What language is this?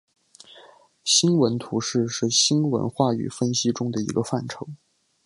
Chinese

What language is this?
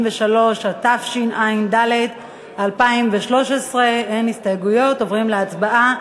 Hebrew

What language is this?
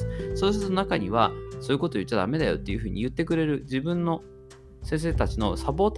Japanese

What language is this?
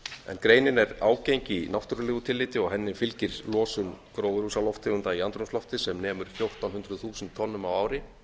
Icelandic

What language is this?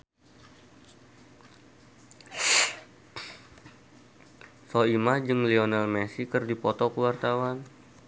Sundanese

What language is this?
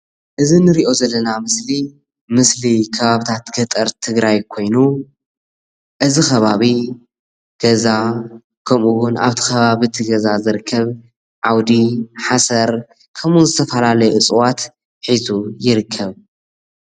Tigrinya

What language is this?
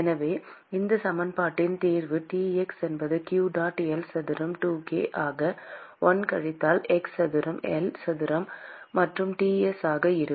Tamil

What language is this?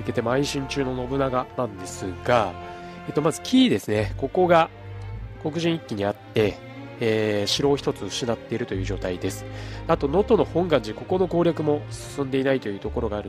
Japanese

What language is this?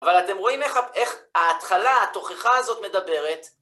Hebrew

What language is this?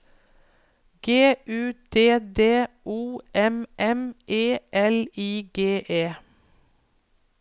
Norwegian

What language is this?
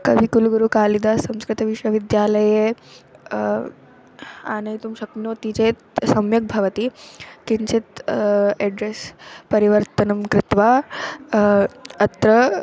Sanskrit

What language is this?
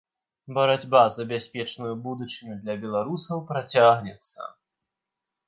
Belarusian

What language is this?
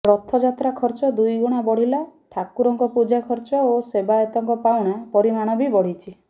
Odia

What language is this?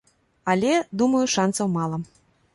Belarusian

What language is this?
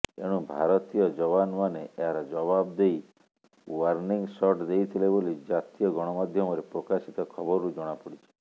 Odia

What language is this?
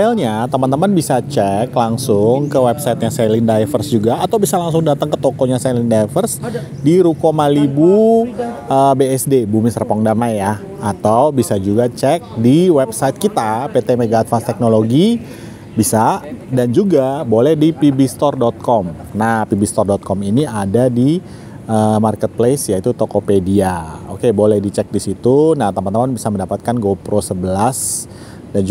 Indonesian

